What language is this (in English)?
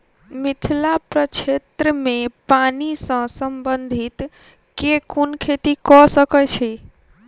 Maithili